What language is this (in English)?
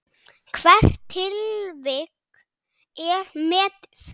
Icelandic